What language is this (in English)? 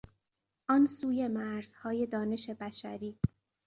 Persian